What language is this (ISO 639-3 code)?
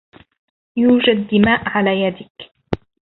ara